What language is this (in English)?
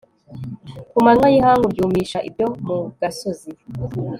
Kinyarwanda